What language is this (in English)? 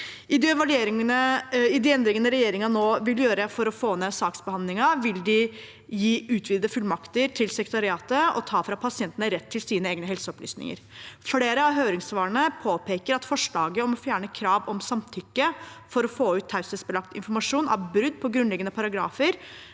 Norwegian